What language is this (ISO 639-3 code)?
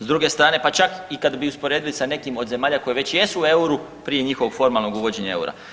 hrv